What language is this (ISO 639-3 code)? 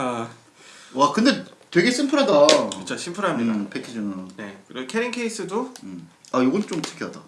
kor